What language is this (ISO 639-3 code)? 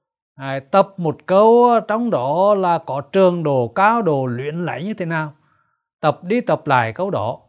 vie